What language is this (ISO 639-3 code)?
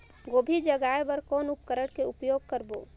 hne